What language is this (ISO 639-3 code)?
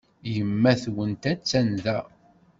kab